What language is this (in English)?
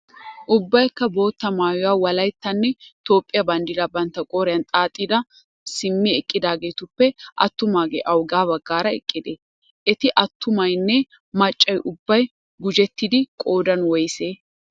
Wolaytta